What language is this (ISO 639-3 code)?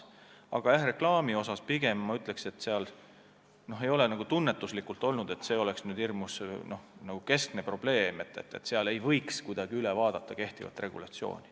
est